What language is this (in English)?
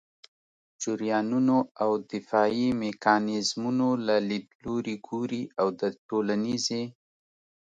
Pashto